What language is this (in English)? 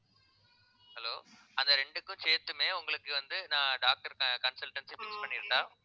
Tamil